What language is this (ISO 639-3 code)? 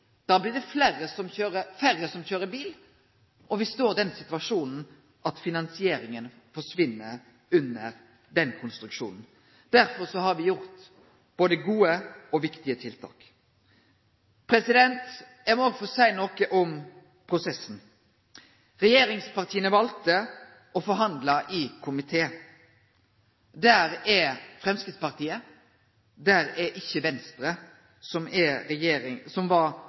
nno